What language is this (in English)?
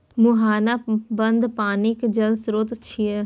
Maithili